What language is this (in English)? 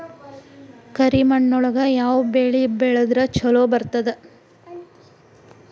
Kannada